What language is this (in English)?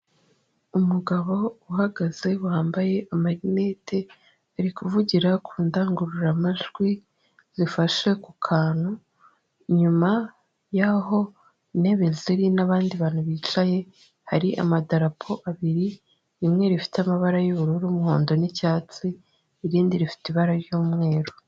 Kinyarwanda